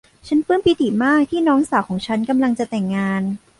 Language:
Thai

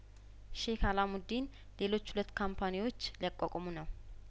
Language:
Amharic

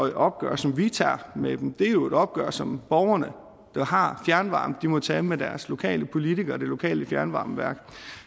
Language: Danish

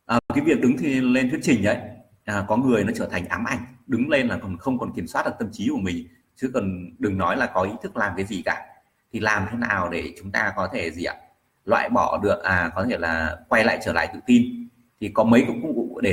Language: Vietnamese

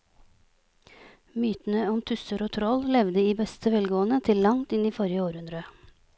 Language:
Norwegian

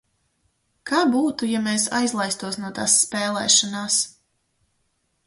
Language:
Latvian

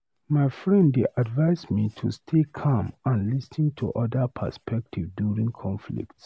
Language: Nigerian Pidgin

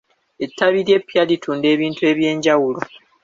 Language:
Ganda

